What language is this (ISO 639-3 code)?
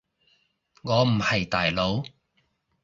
yue